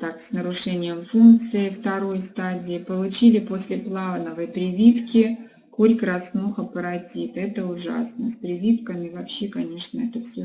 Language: Russian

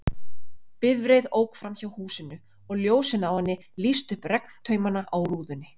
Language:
Icelandic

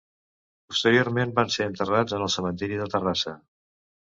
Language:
Catalan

